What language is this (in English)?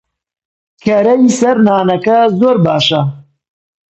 Central Kurdish